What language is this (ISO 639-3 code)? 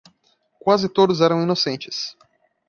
por